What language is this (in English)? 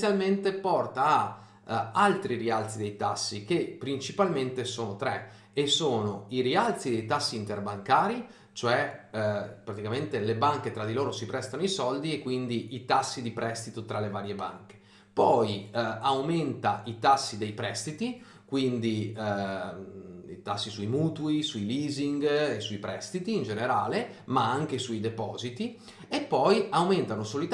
Italian